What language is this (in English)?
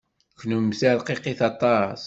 Kabyle